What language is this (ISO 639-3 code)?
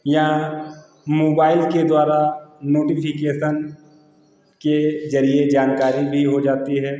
hin